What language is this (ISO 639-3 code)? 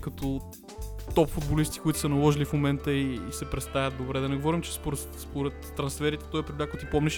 bul